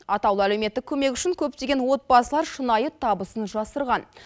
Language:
Kazakh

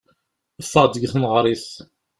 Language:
Kabyle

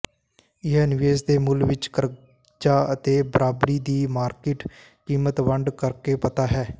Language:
Punjabi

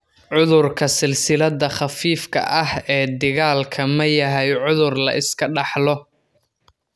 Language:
Somali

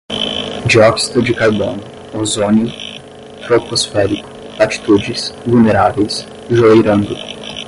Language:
Portuguese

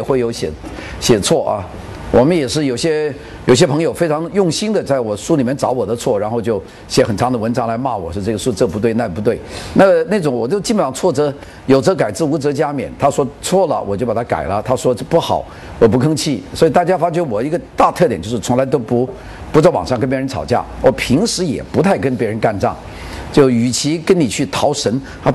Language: Chinese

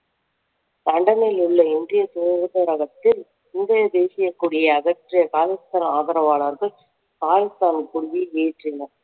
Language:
Tamil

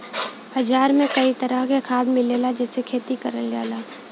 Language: Bhojpuri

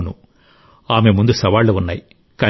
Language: Telugu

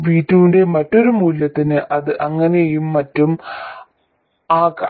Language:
Malayalam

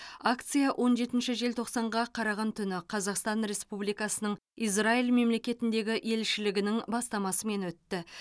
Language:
Kazakh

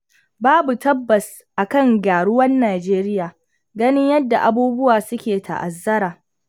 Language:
Hausa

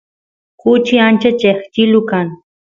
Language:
Santiago del Estero Quichua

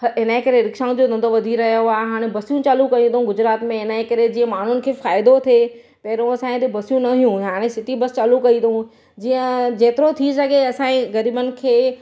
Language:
Sindhi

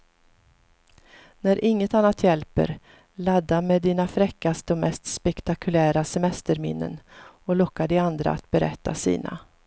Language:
Swedish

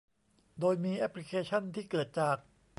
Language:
Thai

